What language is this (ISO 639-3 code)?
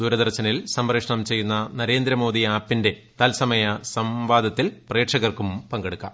mal